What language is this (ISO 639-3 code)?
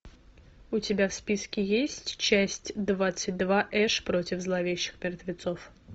rus